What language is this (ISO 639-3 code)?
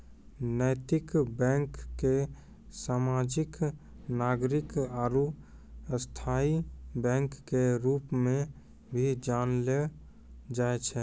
mai